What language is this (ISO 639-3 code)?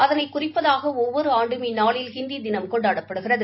tam